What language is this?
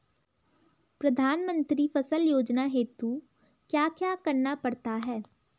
Hindi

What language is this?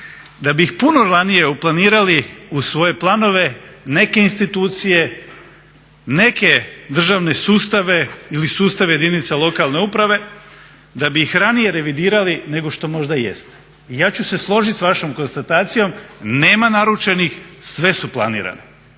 Croatian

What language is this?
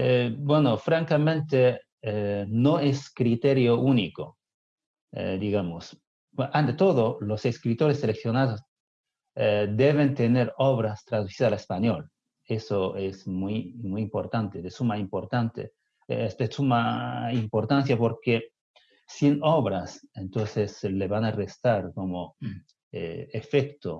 Spanish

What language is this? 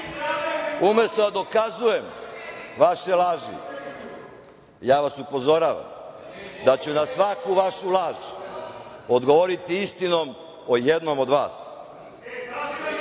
Serbian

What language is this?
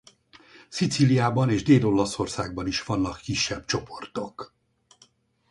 Hungarian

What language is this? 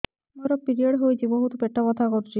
Odia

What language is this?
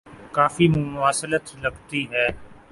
Urdu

